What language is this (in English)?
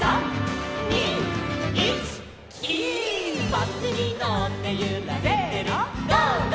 Japanese